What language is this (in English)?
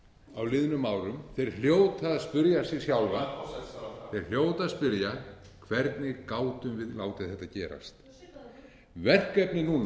Icelandic